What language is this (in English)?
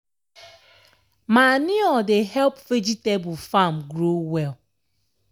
Nigerian Pidgin